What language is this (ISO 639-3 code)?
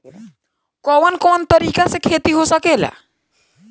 bho